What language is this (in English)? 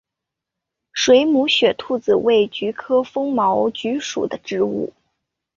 Chinese